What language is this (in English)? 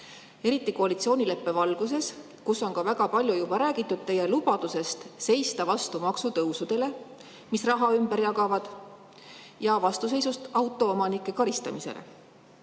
Estonian